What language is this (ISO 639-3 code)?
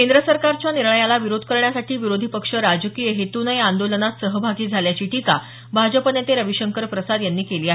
mar